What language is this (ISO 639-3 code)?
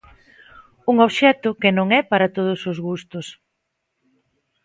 glg